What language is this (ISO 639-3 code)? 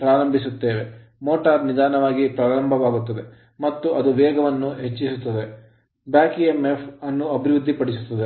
kan